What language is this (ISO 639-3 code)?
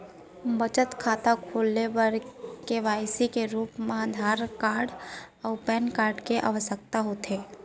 hne